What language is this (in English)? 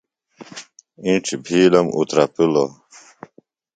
Phalura